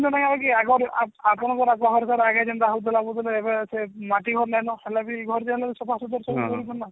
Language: Odia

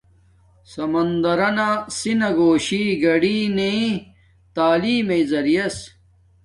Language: Domaaki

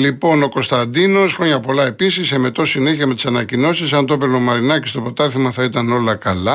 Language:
Greek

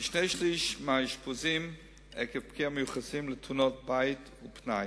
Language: Hebrew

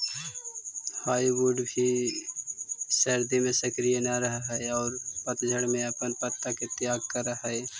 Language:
Magahi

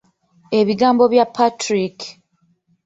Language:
Ganda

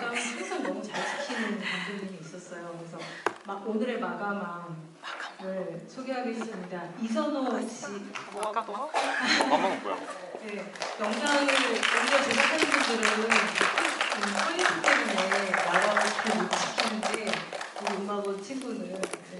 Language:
Korean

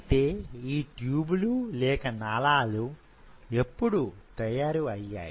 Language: Telugu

